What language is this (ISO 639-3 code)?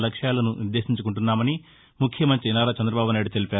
tel